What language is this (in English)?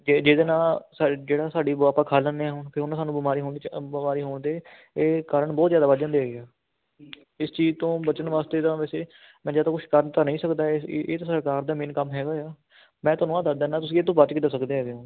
Punjabi